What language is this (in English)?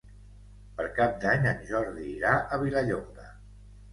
Catalan